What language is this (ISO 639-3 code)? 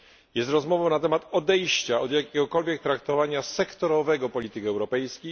pol